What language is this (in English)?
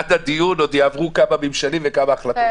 Hebrew